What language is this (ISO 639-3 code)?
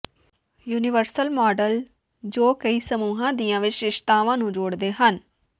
pan